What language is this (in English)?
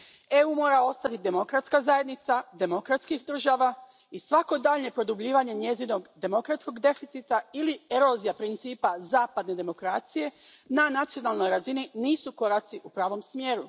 Croatian